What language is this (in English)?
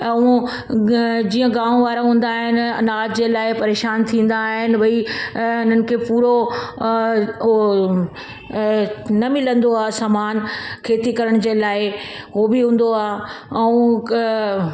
Sindhi